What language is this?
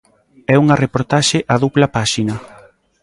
Galician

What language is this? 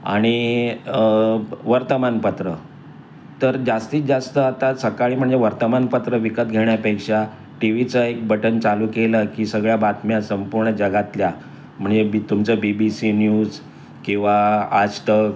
Marathi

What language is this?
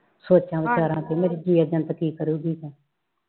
Punjabi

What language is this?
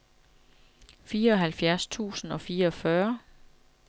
Danish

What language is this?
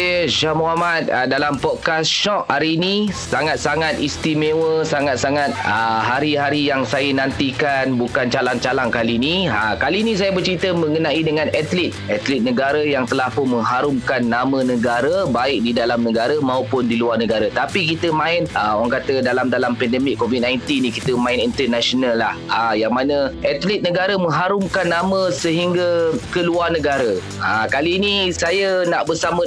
Malay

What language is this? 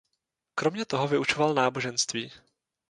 Czech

